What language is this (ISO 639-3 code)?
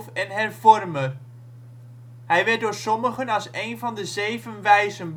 nld